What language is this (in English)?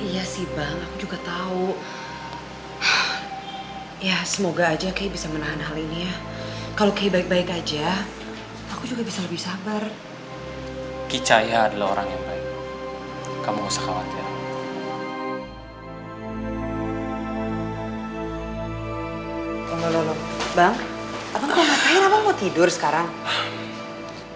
Indonesian